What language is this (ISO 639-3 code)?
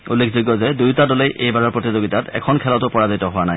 asm